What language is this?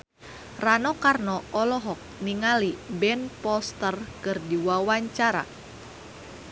Sundanese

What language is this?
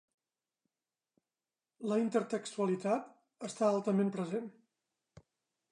Catalan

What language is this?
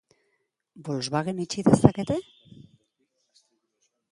Basque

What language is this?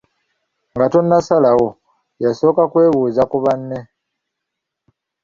Ganda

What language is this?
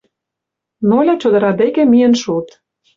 Mari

